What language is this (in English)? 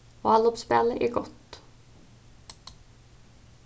Faroese